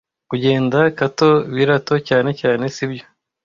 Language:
Kinyarwanda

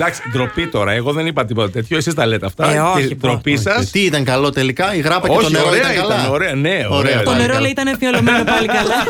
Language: Greek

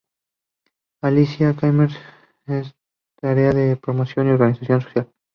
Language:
Spanish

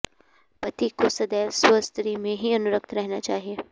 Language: Sanskrit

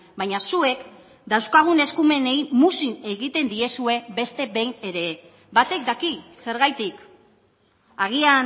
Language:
Basque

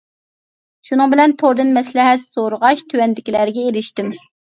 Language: Uyghur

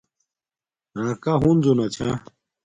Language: Domaaki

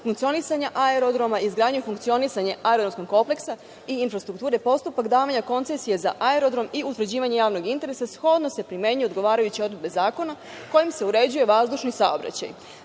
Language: Serbian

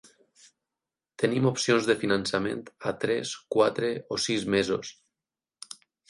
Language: Catalan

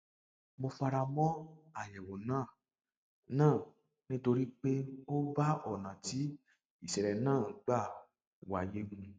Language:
Yoruba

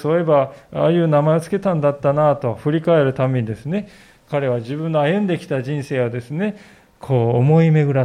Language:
Japanese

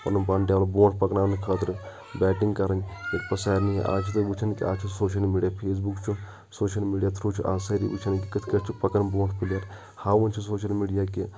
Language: Kashmiri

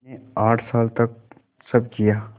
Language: Hindi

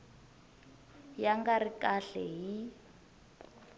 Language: Tsonga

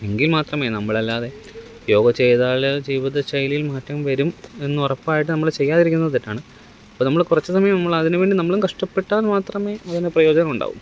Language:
Malayalam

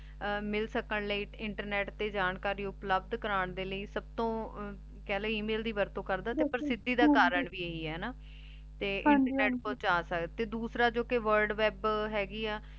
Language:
Punjabi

